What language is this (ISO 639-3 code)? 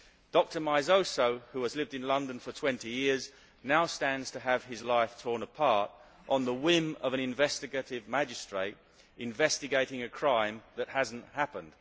eng